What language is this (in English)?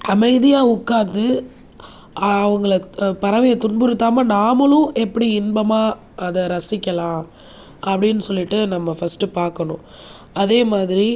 Tamil